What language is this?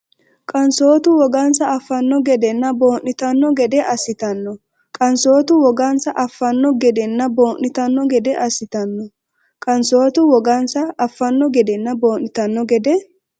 Sidamo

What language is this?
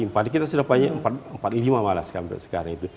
Indonesian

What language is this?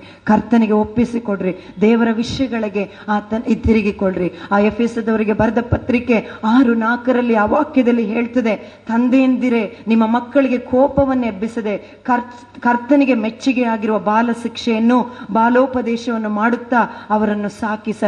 Kannada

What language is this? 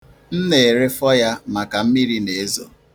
Igbo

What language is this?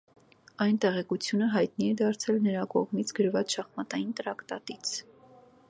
Armenian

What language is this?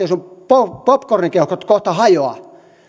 Finnish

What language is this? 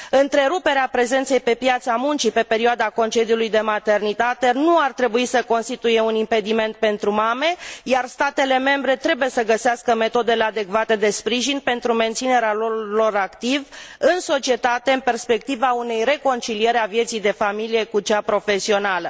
Romanian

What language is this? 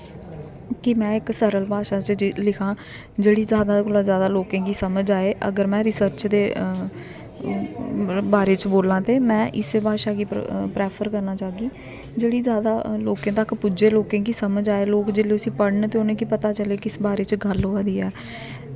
Dogri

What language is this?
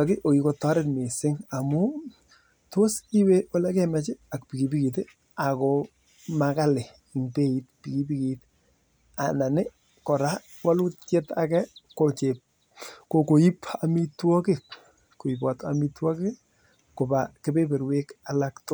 Kalenjin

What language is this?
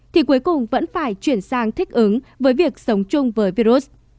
Vietnamese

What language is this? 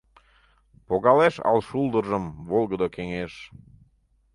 Mari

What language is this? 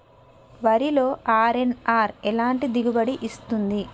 Telugu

